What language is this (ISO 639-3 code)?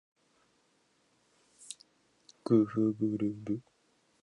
jpn